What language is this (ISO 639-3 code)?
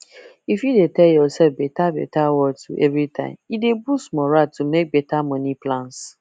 pcm